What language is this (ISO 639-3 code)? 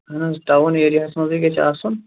kas